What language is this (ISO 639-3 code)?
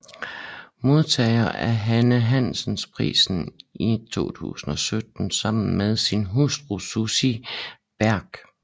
dan